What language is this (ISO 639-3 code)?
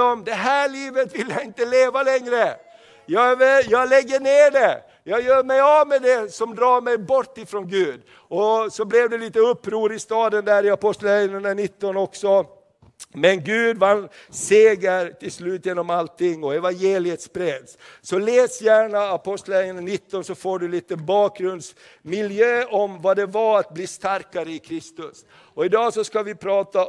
swe